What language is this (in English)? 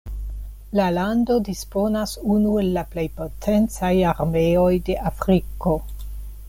Esperanto